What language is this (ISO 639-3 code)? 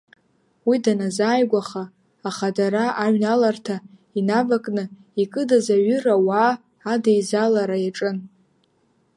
abk